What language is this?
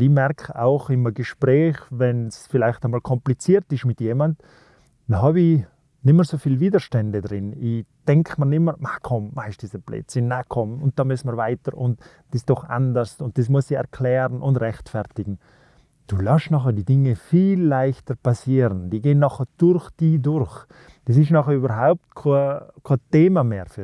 German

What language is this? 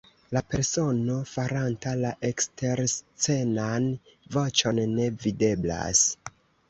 Esperanto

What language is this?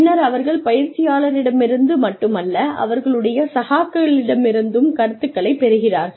Tamil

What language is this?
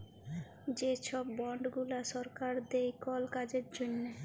Bangla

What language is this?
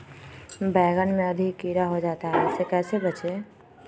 Magahi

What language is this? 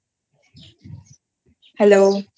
Bangla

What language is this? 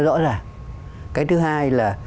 Vietnamese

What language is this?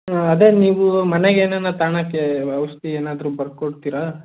Kannada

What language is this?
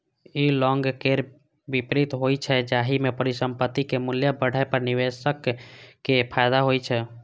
Maithili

